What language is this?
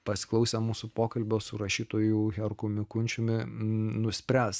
Lithuanian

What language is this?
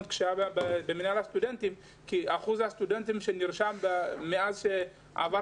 Hebrew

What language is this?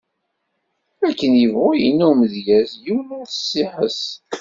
Kabyle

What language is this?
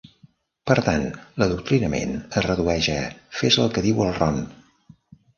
Catalan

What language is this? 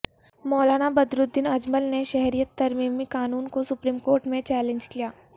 Urdu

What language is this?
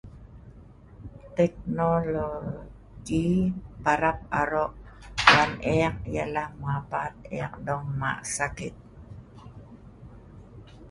Sa'ban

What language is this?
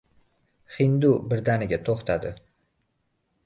Uzbek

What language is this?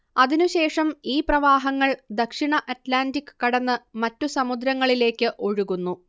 Malayalam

